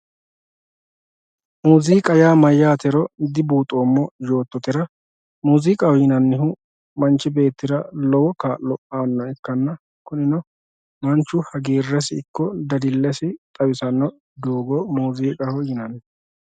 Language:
Sidamo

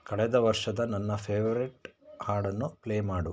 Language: Kannada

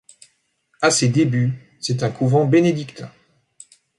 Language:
French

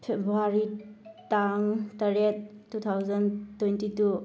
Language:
Manipuri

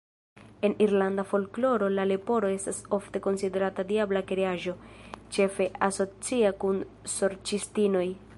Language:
Esperanto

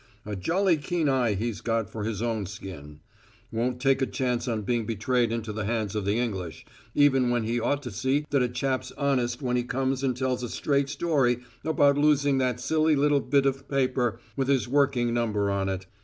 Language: English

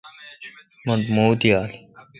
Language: Kalkoti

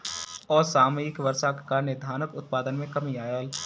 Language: Maithili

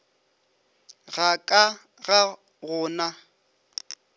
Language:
Northern Sotho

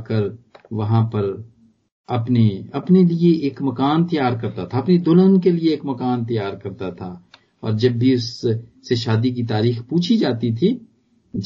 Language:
Punjabi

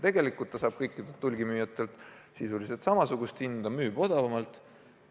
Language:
Estonian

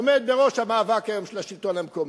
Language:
Hebrew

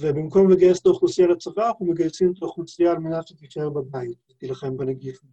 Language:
Hebrew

